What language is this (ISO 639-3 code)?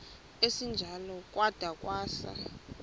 xho